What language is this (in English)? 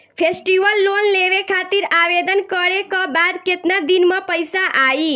Bhojpuri